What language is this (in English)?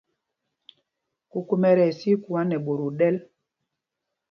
Mpumpong